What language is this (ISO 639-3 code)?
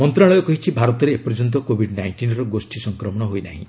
ori